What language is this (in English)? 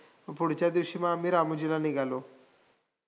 Marathi